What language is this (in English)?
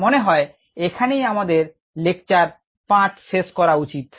Bangla